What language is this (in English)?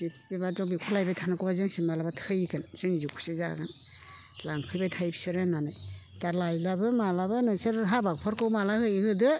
Bodo